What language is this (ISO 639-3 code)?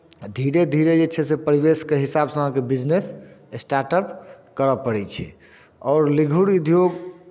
mai